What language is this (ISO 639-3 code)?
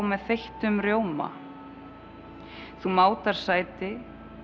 isl